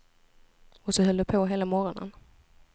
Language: Swedish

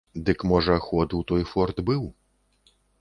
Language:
Belarusian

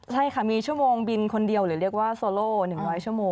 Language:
Thai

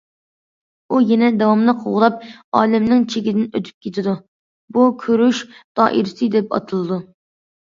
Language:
Uyghur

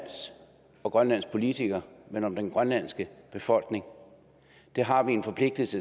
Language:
Danish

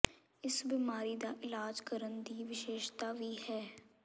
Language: Punjabi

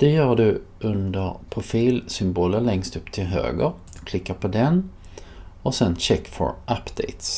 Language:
Swedish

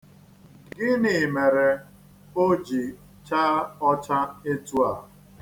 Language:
Igbo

